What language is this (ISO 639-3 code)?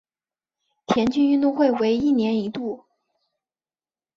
zho